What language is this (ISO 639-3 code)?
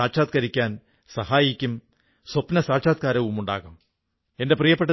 mal